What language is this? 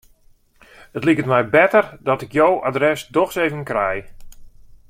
Western Frisian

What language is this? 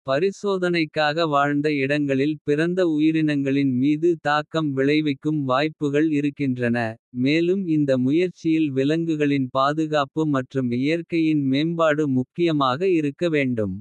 Kota (India)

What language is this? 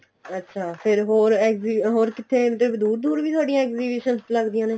Punjabi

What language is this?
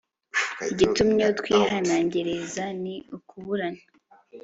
Kinyarwanda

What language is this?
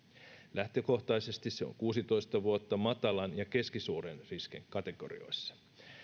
Finnish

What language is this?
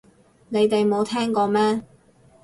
Cantonese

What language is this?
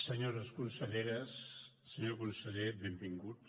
Catalan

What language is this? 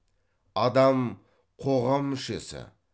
Kazakh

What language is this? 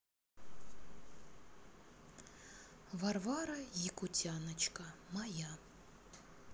Russian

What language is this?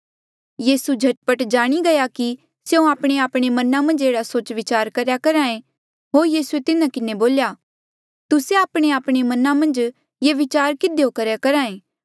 Mandeali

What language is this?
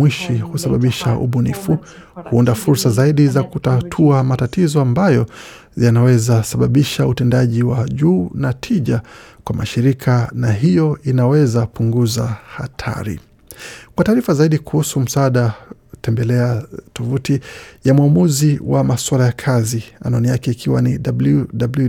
Swahili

